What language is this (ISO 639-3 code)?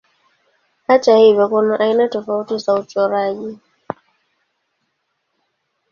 swa